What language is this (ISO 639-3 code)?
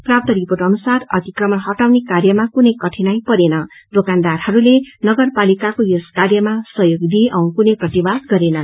nep